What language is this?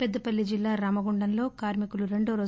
Telugu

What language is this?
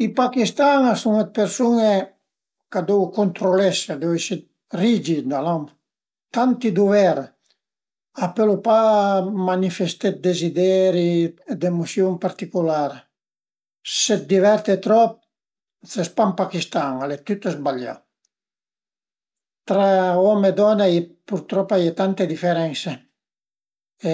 Piedmontese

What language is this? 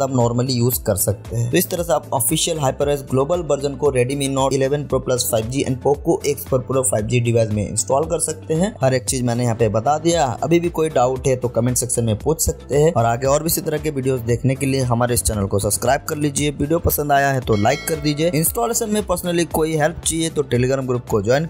Hindi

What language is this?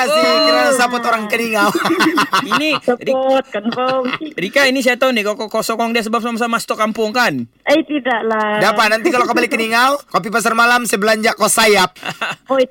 Malay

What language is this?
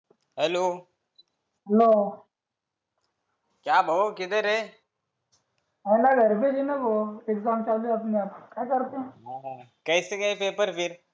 Marathi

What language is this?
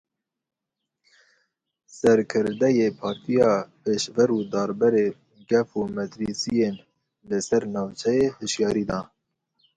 Kurdish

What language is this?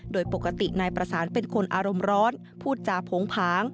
Thai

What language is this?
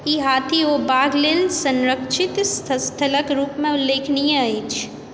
Maithili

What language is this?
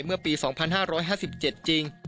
Thai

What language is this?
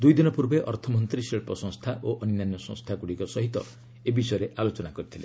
Odia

